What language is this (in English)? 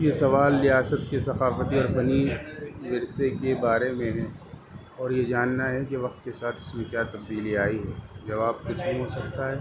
Urdu